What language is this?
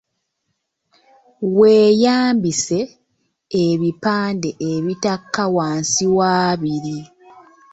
Ganda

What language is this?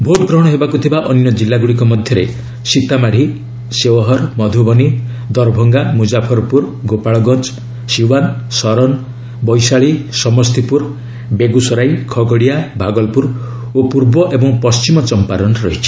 Odia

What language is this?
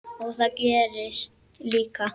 Icelandic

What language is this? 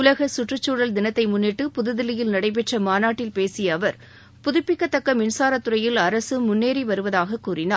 Tamil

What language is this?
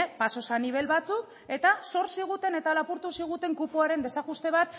Basque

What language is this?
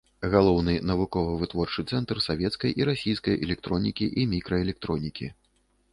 Belarusian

